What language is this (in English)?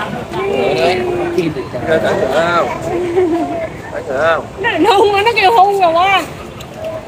Vietnamese